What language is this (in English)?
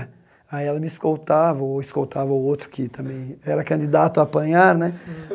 Portuguese